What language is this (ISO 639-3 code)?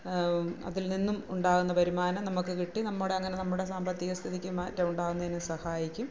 mal